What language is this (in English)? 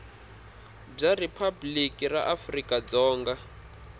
Tsonga